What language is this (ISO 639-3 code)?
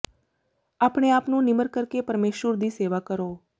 pan